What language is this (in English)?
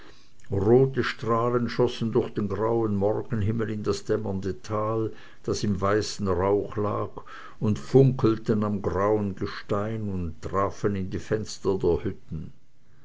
German